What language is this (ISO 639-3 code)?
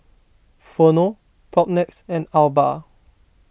eng